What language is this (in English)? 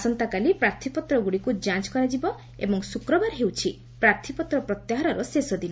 Odia